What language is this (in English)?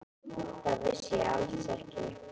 Icelandic